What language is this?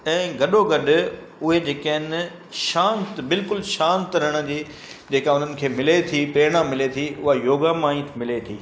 Sindhi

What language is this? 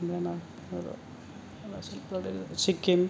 Bodo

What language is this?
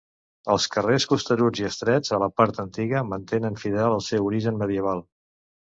Catalan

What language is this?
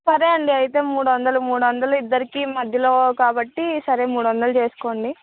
Telugu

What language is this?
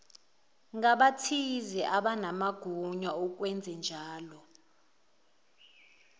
Zulu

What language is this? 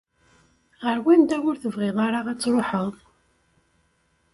Kabyle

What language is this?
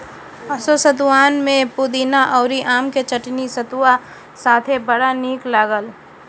Bhojpuri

